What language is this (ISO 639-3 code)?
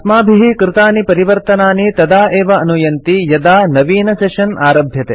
san